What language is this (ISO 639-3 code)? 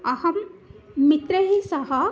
san